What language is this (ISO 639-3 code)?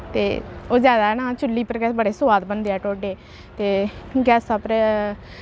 doi